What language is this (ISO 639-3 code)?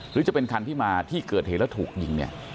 tha